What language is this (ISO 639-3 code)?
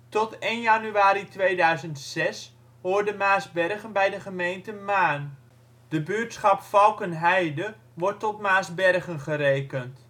nld